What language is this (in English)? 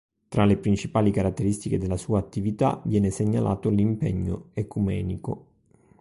Italian